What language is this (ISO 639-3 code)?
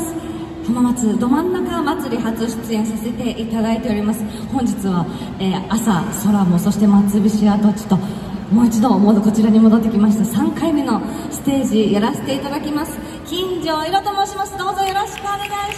jpn